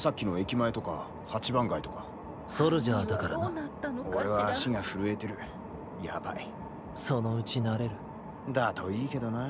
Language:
Japanese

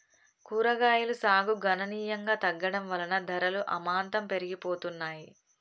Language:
Telugu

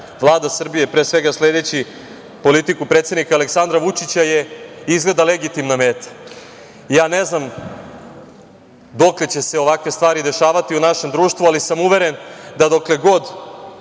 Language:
Serbian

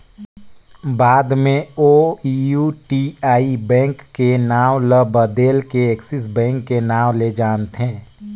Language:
Chhattisgarhi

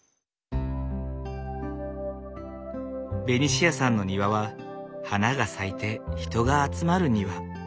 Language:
Japanese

